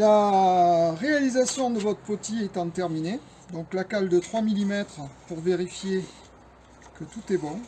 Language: French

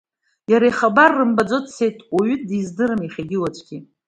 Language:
Abkhazian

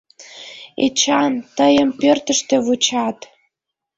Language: Mari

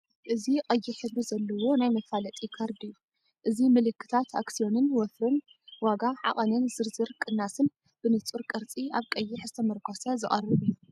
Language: Tigrinya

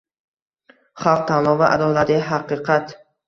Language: Uzbek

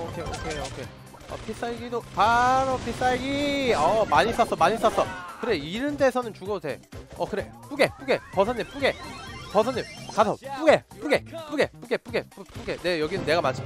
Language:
Korean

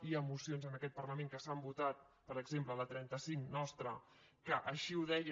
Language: Catalan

